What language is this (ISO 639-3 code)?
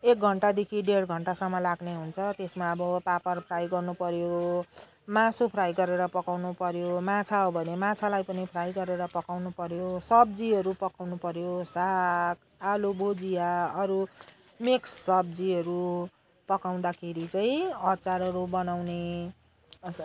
nep